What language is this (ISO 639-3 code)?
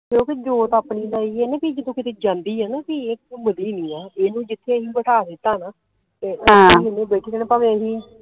pan